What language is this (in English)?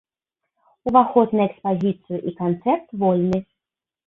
Belarusian